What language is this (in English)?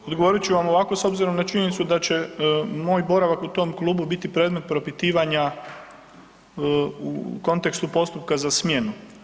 Croatian